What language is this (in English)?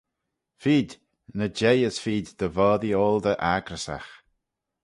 Manx